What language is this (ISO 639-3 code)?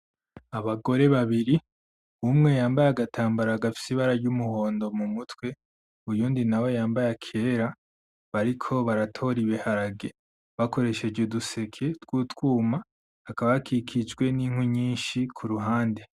run